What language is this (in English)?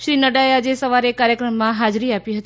Gujarati